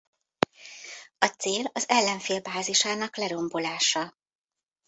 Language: Hungarian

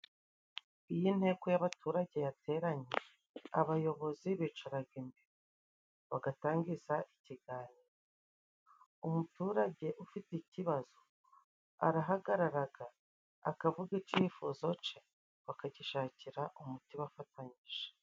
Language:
Kinyarwanda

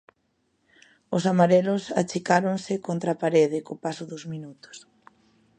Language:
Galician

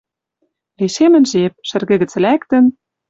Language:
Western Mari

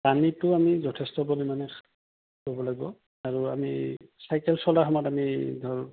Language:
Assamese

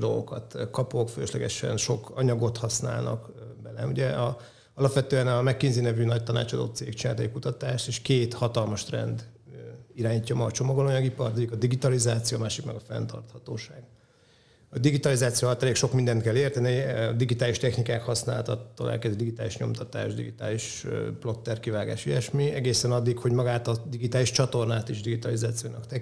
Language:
Hungarian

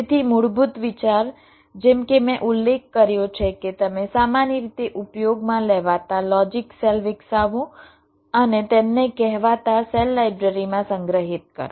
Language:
Gujarati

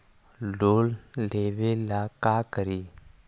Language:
Magahi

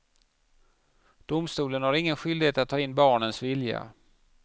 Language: Swedish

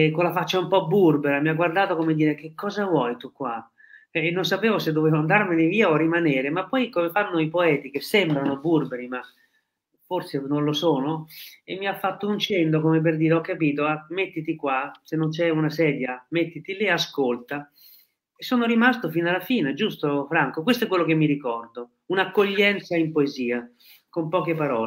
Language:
Italian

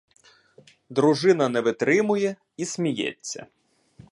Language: Ukrainian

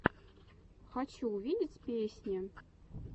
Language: Russian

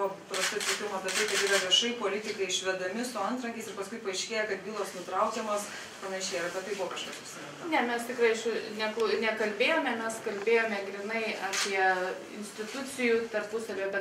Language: Lithuanian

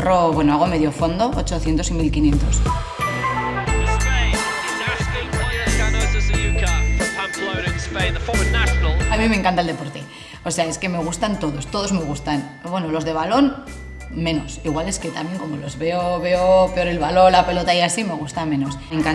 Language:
Spanish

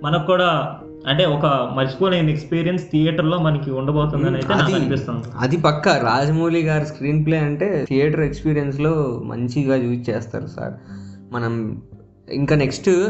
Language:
Telugu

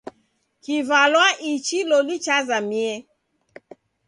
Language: Taita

